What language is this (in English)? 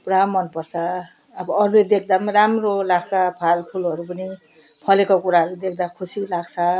Nepali